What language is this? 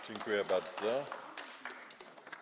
Polish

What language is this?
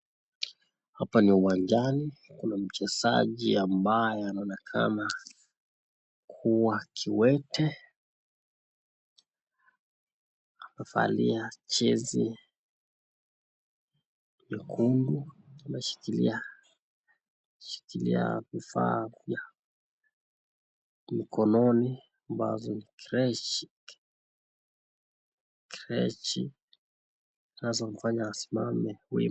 Swahili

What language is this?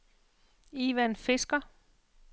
Danish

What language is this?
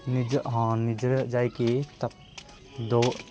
Odia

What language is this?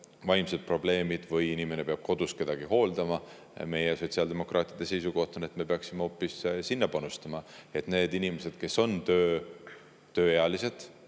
Estonian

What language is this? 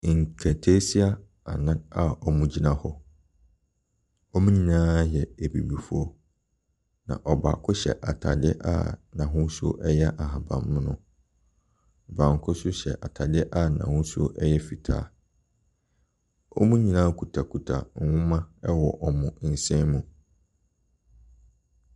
Akan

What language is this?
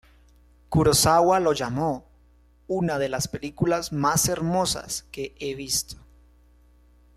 Spanish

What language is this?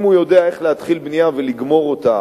Hebrew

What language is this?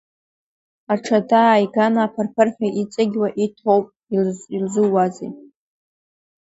Abkhazian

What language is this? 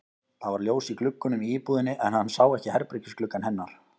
Icelandic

